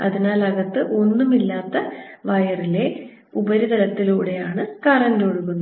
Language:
Malayalam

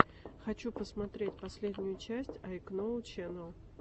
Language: Russian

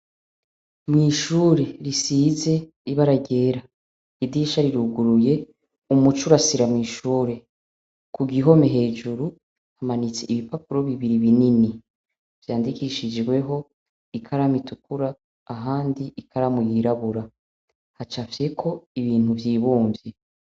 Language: Rundi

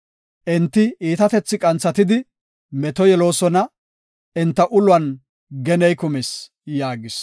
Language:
Gofa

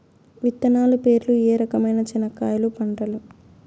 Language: Telugu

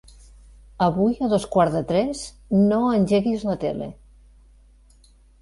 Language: Catalan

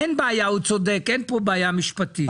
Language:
Hebrew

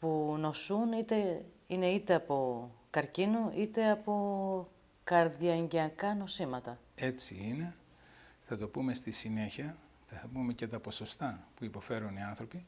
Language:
Greek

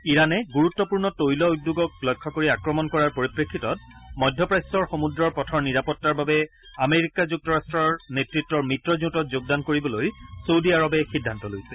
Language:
Assamese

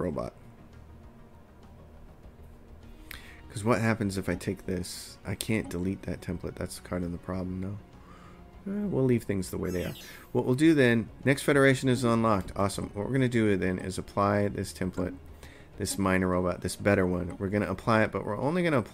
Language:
English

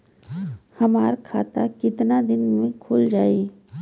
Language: Bhojpuri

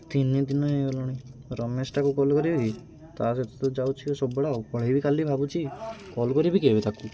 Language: Odia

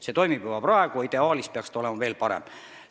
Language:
Estonian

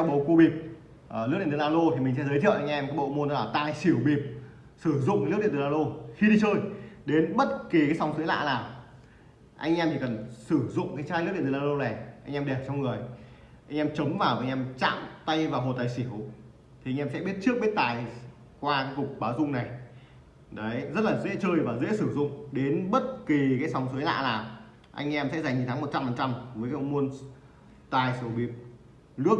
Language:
Vietnamese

